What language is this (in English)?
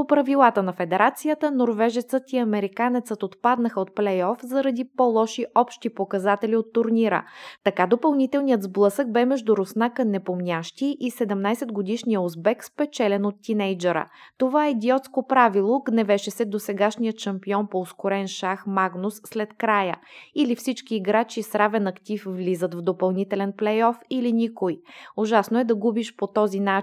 Bulgarian